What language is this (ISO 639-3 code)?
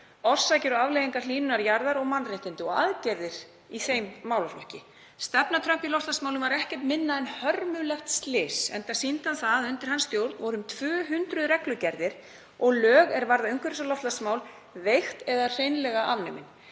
isl